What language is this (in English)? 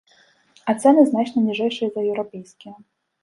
Belarusian